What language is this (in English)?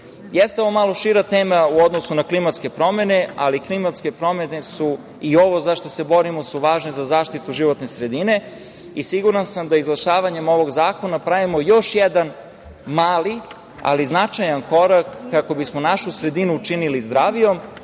Serbian